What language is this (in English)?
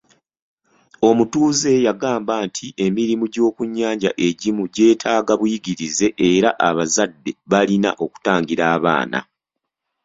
Ganda